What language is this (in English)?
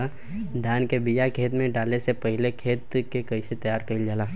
Bhojpuri